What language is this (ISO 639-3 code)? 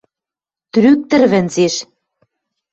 mrj